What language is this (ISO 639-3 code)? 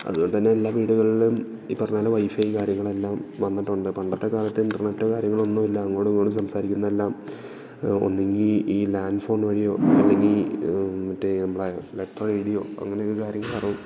mal